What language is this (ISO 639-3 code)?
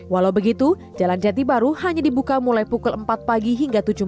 ind